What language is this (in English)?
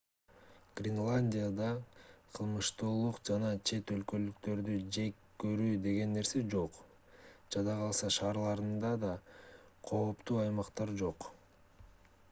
Kyrgyz